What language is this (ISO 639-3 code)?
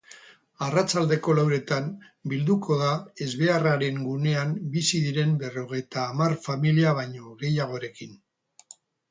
eus